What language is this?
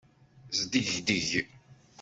Kabyle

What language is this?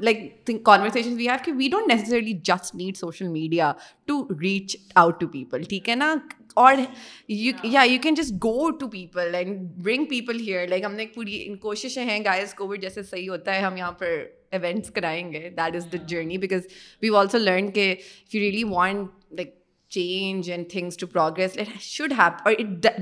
Urdu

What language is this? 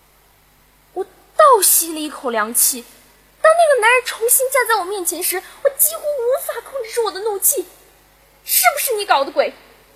Chinese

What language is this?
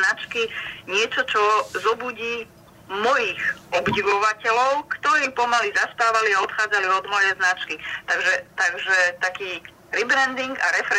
Slovak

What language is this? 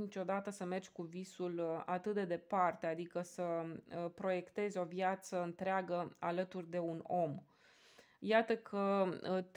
Romanian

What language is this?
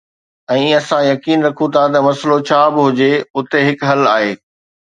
Sindhi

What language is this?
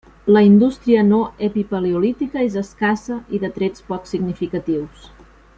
Catalan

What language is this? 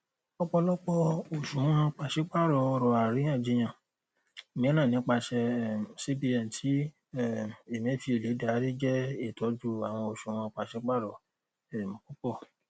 Yoruba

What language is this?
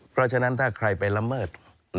Thai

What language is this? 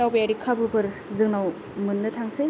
Bodo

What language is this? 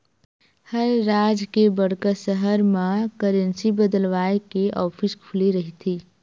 Chhattisgarhi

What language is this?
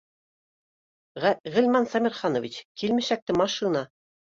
Bashkir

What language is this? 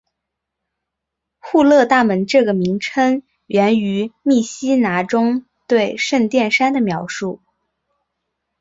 Chinese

